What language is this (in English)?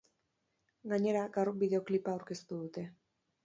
Basque